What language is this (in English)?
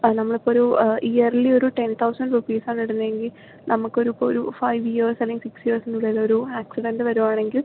Malayalam